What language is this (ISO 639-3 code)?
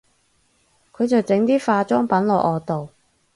yue